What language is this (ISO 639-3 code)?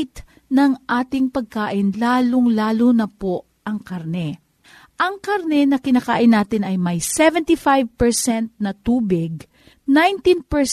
fil